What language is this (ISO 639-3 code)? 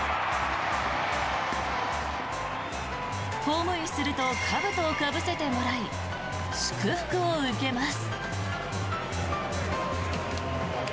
jpn